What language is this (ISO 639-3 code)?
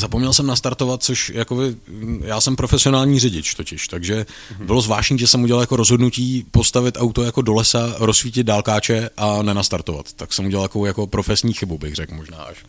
ces